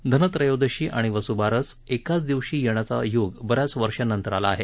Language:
Marathi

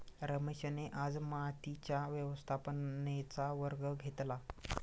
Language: Marathi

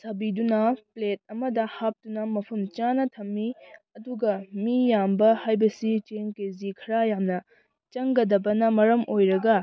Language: Manipuri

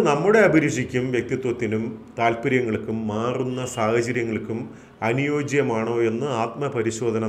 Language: Malayalam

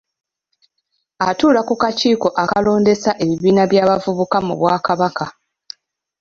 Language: Ganda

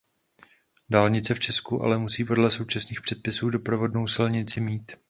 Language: Czech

